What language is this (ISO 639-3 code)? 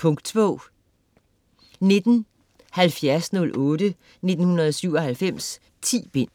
dan